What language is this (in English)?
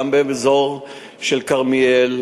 Hebrew